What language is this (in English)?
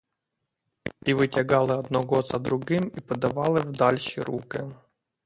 Ukrainian